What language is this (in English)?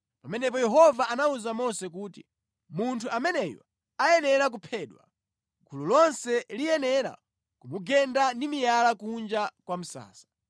Nyanja